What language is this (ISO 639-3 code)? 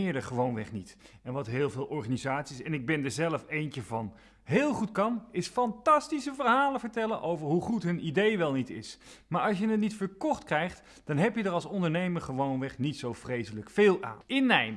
nld